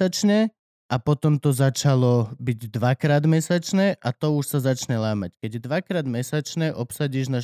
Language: Slovak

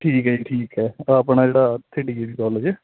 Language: Punjabi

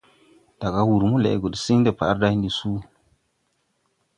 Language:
Tupuri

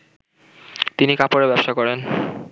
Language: Bangla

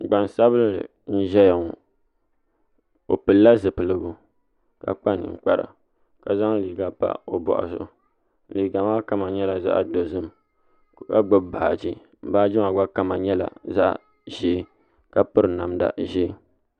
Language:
Dagbani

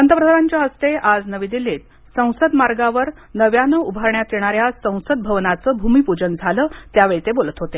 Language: Marathi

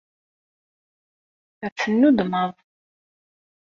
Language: Kabyle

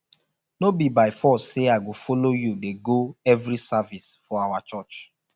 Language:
Nigerian Pidgin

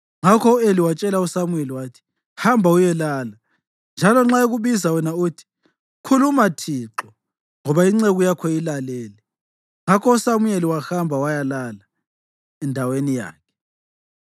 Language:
North Ndebele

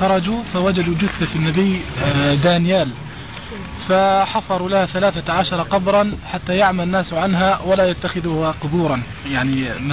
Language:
Arabic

